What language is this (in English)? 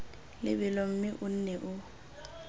Tswana